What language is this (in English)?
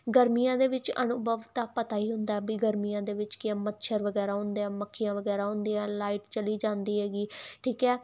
Punjabi